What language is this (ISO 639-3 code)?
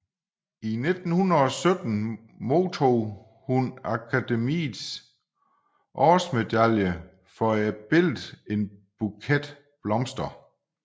dan